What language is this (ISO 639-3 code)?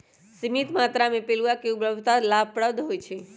mag